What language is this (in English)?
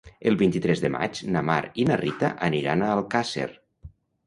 Catalan